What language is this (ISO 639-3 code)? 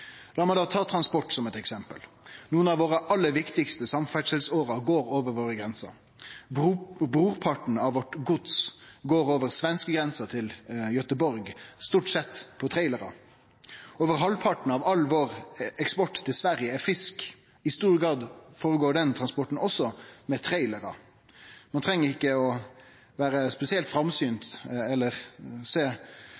nno